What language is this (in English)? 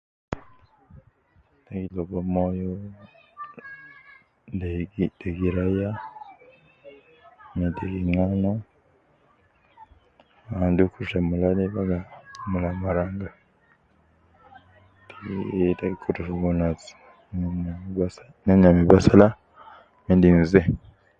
Nubi